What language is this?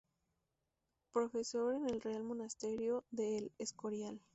Spanish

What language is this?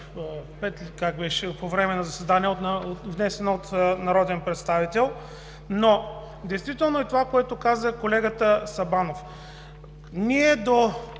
Bulgarian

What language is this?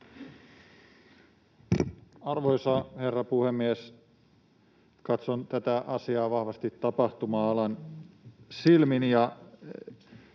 Finnish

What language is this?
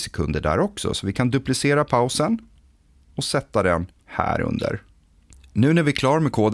Swedish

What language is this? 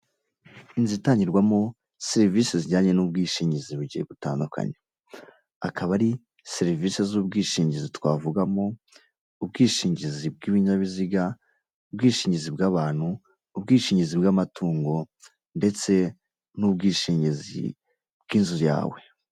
Kinyarwanda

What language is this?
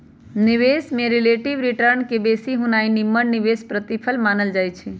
Magahi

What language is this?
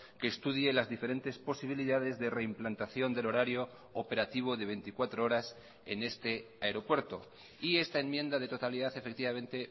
Spanish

